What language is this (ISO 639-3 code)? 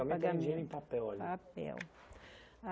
por